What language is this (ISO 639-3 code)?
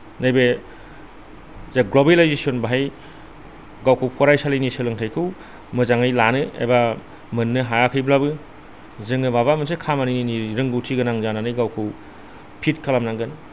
brx